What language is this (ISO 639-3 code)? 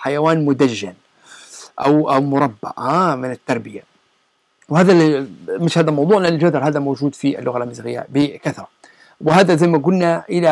ara